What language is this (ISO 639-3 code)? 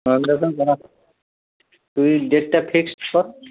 ben